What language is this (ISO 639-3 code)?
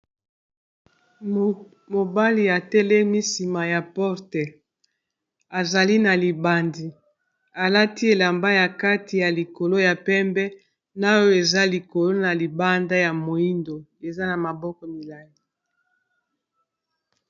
lin